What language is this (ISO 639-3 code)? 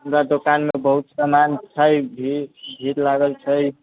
mai